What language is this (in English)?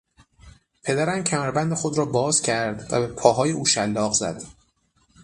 Persian